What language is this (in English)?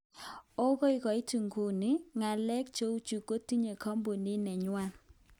Kalenjin